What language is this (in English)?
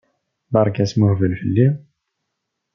Kabyle